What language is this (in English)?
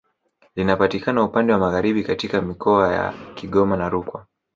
Swahili